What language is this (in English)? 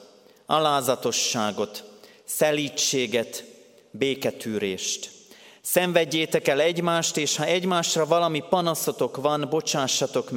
Hungarian